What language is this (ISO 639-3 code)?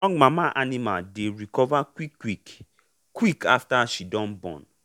pcm